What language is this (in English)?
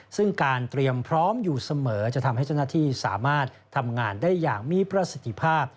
Thai